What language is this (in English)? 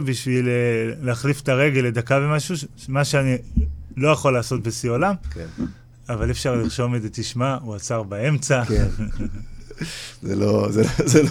Hebrew